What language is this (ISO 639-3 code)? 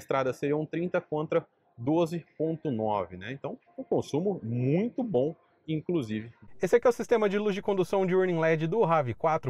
por